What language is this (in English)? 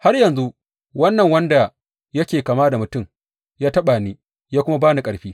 Hausa